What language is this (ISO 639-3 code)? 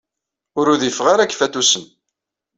kab